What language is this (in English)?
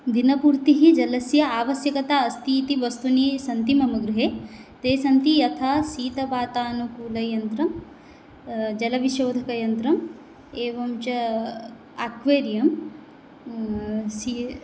Sanskrit